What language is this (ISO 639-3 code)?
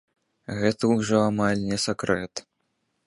bel